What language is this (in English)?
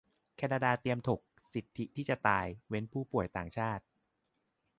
Thai